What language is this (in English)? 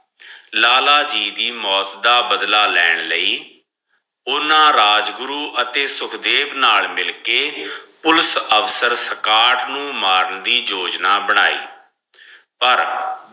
Punjabi